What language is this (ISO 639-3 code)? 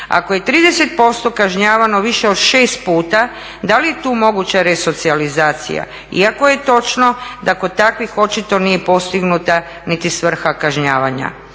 hrv